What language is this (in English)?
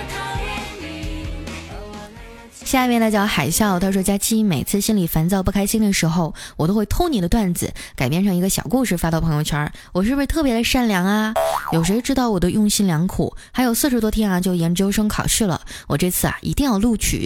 Chinese